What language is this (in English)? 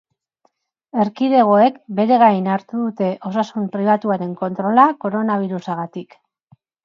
Basque